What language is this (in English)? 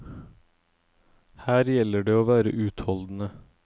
Norwegian